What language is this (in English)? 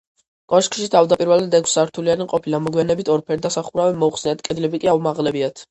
Georgian